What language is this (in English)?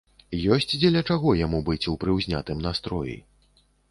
Belarusian